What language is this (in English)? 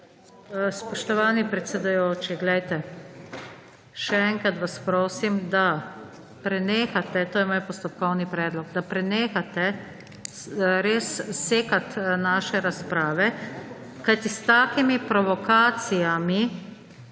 Slovenian